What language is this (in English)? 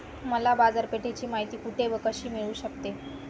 Marathi